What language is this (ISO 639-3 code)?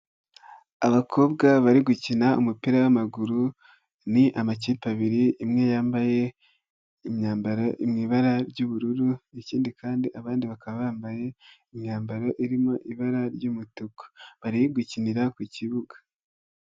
kin